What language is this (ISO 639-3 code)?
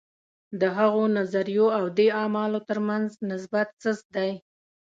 pus